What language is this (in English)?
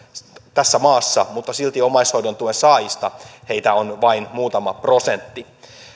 Finnish